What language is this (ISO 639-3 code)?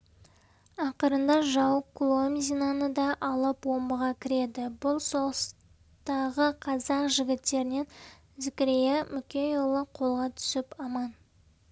kaz